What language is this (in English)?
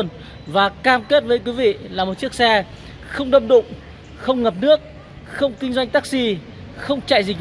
Vietnamese